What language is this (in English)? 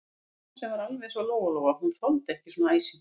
Icelandic